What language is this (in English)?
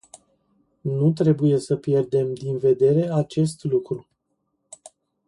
Romanian